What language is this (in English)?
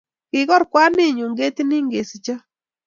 Kalenjin